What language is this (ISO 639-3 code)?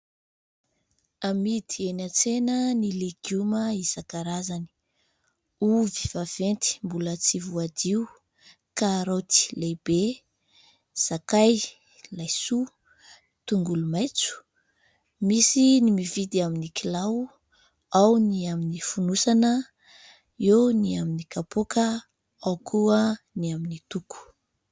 mlg